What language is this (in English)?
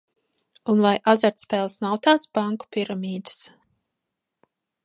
Latvian